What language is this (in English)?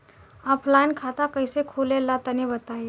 Bhojpuri